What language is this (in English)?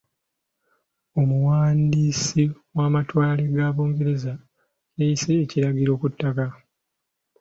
Ganda